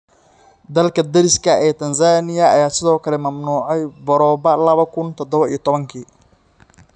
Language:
Somali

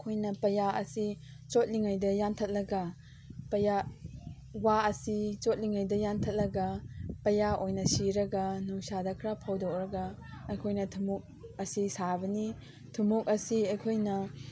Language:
Manipuri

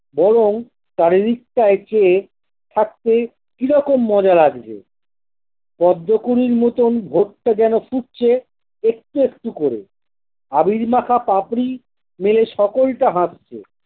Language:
Bangla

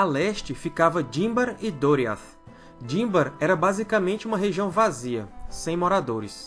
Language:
Portuguese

